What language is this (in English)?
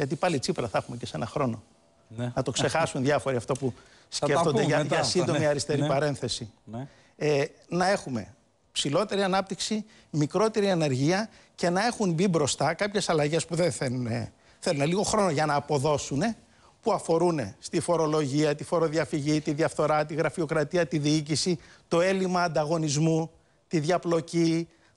Greek